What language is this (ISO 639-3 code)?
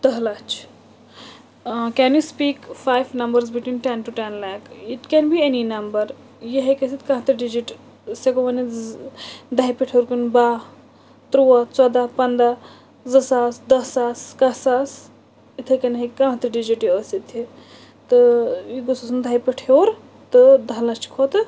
kas